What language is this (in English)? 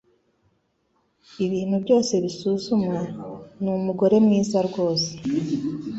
Kinyarwanda